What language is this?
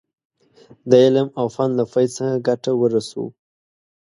Pashto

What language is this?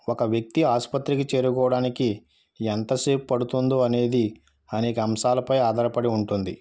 Telugu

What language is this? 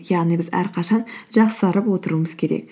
Kazakh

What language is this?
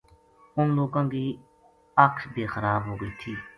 Gujari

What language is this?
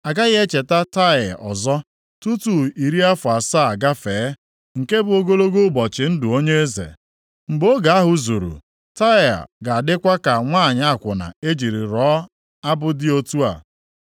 Igbo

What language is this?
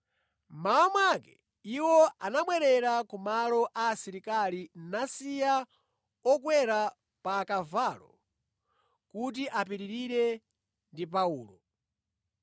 Nyanja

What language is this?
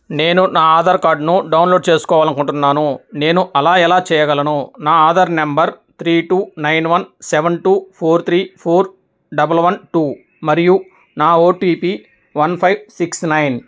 Telugu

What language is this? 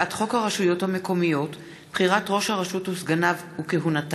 Hebrew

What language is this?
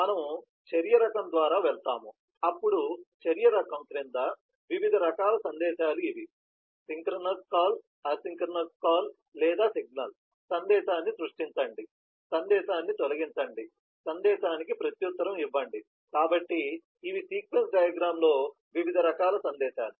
Telugu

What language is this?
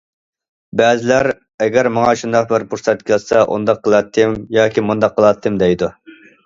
Uyghur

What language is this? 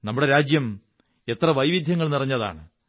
Malayalam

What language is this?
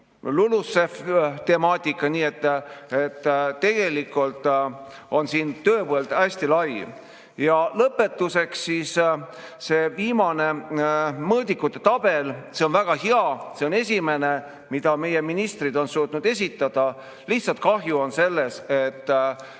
Estonian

